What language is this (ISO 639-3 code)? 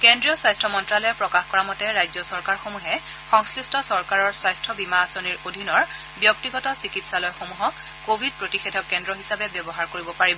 asm